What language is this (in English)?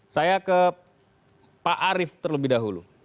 Indonesian